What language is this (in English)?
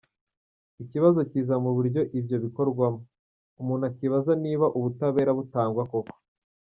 Kinyarwanda